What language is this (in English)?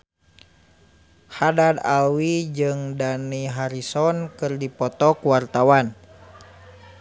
Sundanese